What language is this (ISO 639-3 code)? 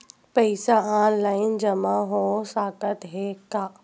hne